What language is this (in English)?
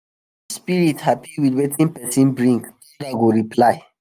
Nigerian Pidgin